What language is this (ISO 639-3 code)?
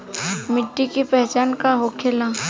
bho